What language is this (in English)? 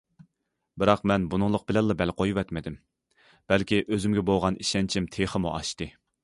Uyghur